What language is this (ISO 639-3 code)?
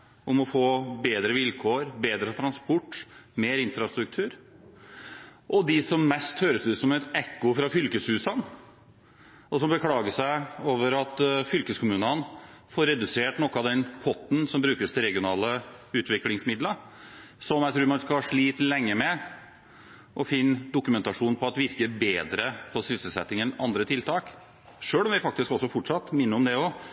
nob